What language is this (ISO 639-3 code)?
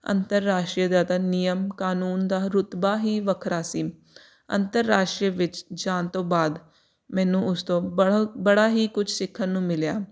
pan